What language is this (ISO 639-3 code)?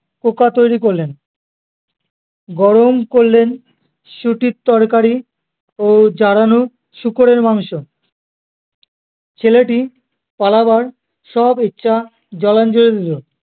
ben